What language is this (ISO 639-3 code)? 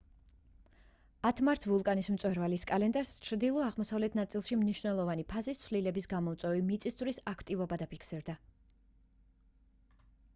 kat